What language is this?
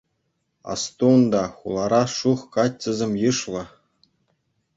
Chuvash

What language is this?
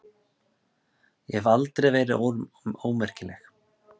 Icelandic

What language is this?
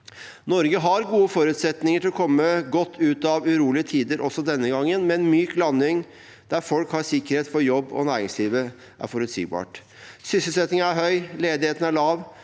Norwegian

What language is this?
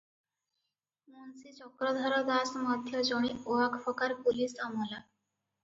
Odia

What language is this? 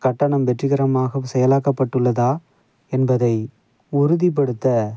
Tamil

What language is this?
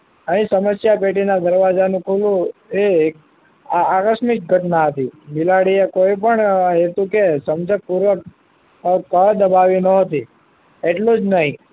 Gujarati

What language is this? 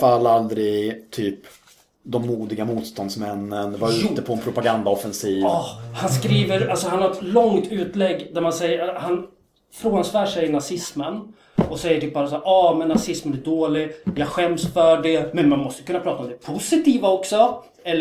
Swedish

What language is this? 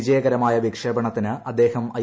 Malayalam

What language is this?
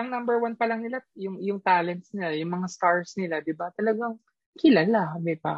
Filipino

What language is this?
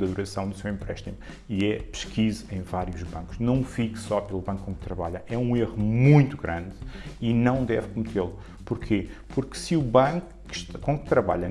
Portuguese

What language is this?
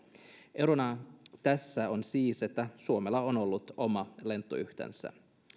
Finnish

